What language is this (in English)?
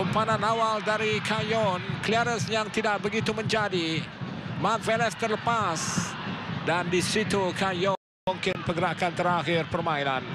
Malay